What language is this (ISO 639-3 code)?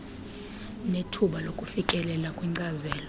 xho